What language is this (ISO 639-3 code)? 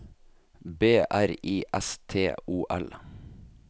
nor